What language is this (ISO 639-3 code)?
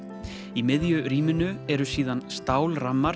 isl